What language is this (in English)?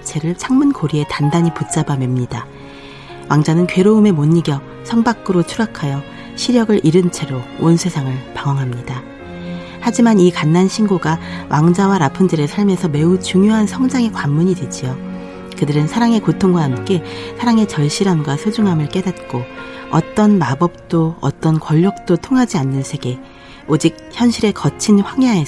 Korean